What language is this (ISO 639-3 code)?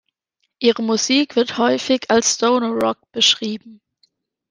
deu